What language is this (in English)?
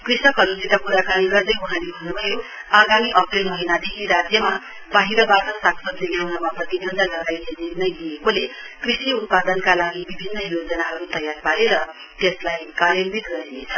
Nepali